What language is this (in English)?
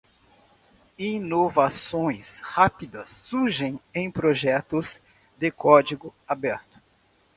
Portuguese